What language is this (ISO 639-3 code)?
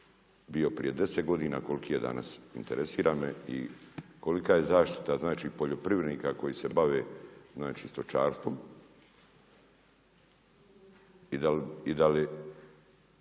hrv